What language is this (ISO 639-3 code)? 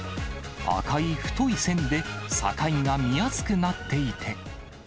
jpn